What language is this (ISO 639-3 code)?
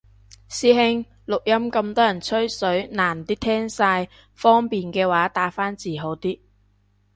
yue